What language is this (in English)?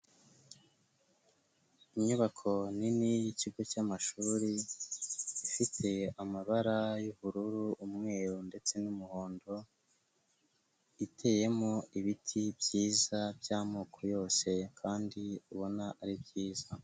Kinyarwanda